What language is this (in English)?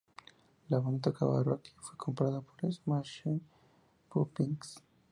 Spanish